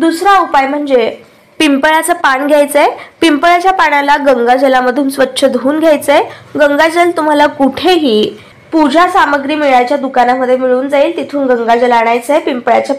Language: Marathi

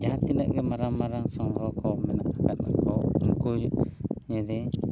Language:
Santali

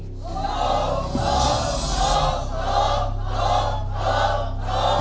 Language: Thai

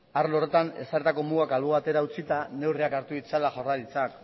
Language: Basque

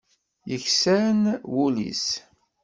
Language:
Kabyle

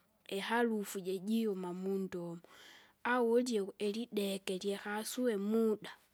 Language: Kinga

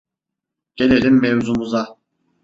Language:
Turkish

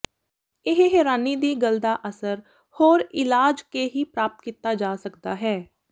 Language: Punjabi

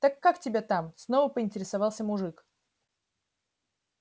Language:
Russian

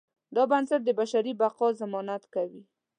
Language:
Pashto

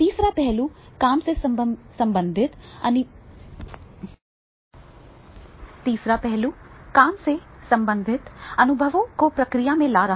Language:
Hindi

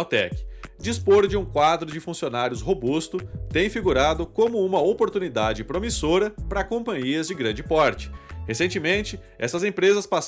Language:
Portuguese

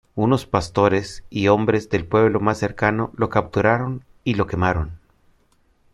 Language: Spanish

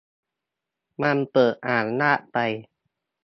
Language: Thai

